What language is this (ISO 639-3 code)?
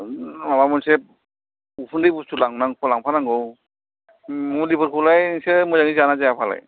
brx